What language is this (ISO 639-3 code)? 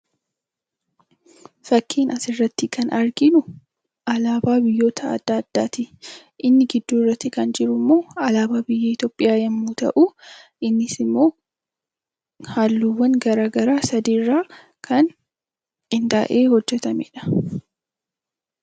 orm